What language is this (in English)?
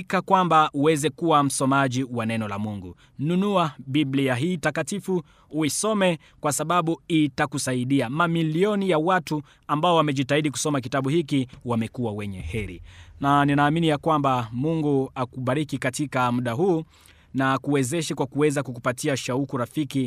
Swahili